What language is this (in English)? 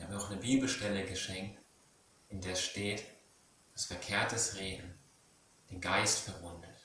German